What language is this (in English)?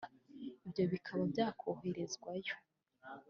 Kinyarwanda